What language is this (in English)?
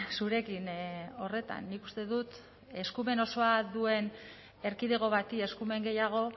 Basque